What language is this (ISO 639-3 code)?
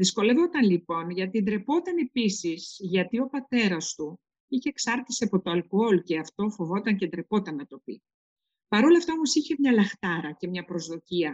ell